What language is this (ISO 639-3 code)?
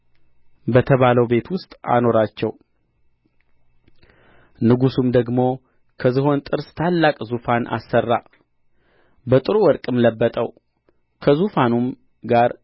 amh